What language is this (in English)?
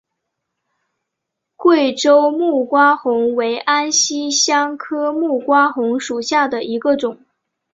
Chinese